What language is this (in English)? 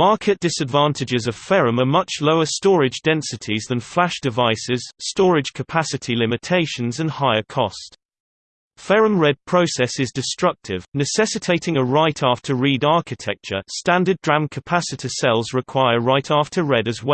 English